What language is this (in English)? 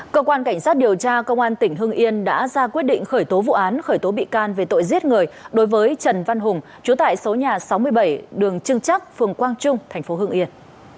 Vietnamese